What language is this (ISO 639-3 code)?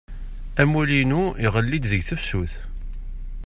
kab